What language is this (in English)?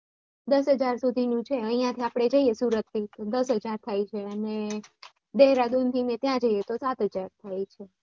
Gujarati